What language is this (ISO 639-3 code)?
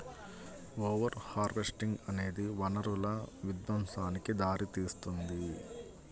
tel